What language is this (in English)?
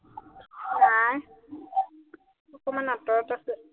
Assamese